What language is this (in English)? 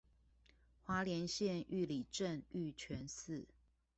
Chinese